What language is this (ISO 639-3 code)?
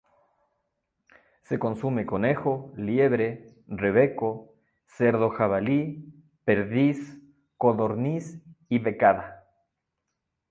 spa